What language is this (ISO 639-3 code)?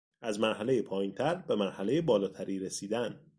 fas